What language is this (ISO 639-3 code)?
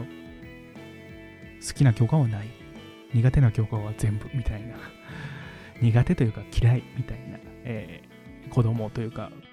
jpn